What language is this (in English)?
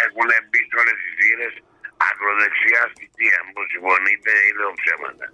Greek